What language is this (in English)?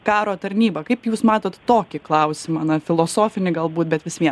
Lithuanian